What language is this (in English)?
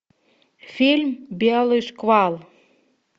Russian